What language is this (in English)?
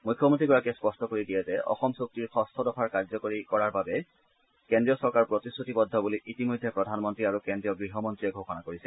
Assamese